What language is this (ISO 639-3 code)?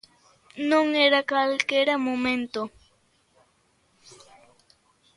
glg